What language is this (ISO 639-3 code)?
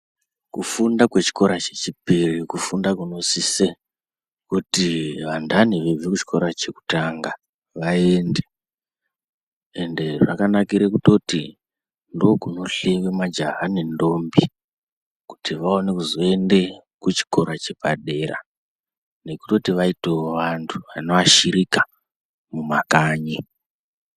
ndc